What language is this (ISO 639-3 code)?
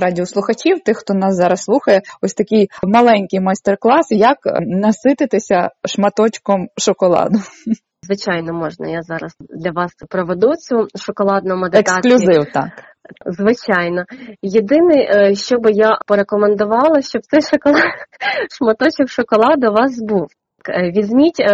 ukr